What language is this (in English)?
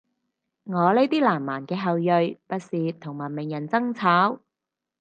Cantonese